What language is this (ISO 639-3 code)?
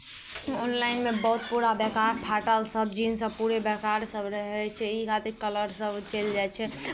mai